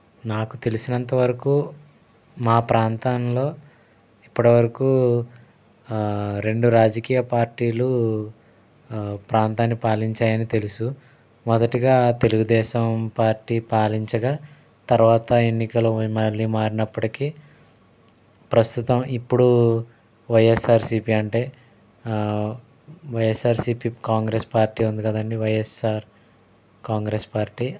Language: Telugu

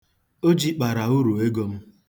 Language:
Igbo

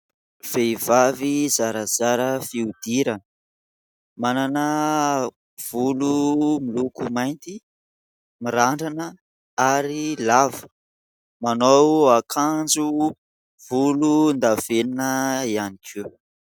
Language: Malagasy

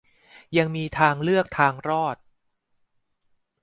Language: Thai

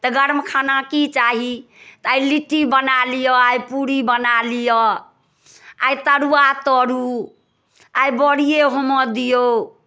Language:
Maithili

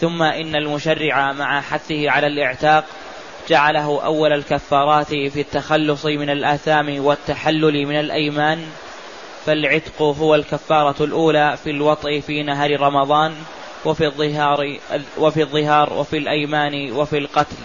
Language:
Arabic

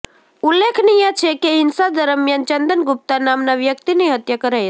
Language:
Gujarati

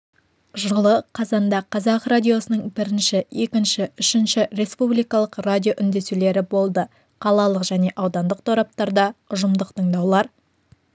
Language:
Kazakh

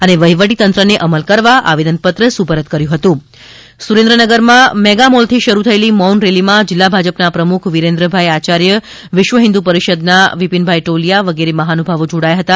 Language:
Gujarati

